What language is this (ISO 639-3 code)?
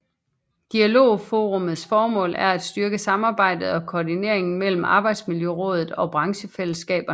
dan